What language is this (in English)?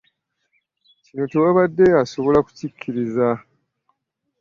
Ganda